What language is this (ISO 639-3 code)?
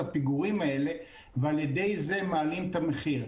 heb